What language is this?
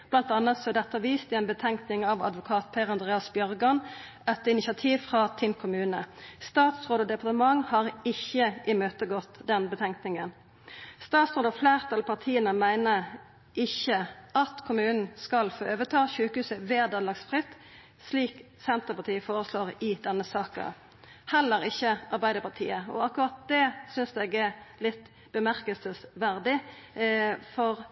Norwegian Nynorsk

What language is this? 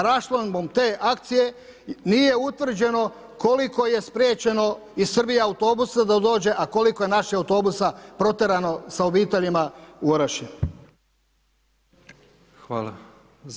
Croatian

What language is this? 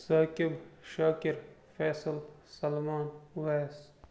Kashmiri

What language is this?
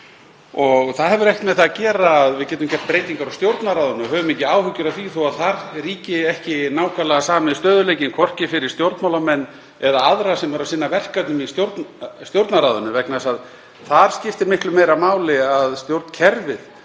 Icelandic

